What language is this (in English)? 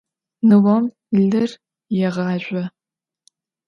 Adyghe